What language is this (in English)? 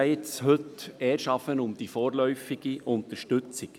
Swiss German